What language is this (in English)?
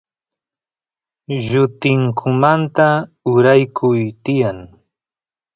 Santiago del Estero Quichua